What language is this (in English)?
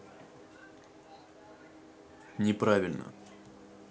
Russian